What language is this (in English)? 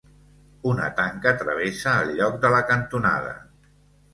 Catalan